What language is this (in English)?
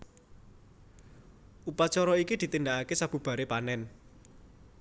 Javanese